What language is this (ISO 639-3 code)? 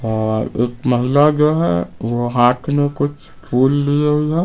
hin